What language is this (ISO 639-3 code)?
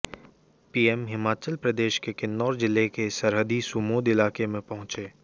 hin